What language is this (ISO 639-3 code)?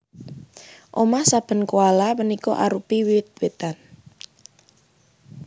jav